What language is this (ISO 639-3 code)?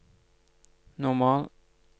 nor